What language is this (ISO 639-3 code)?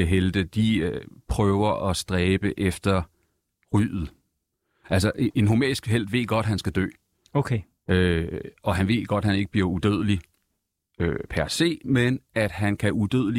dan